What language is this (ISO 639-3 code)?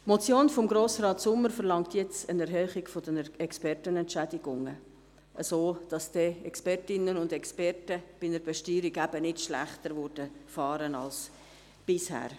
gsw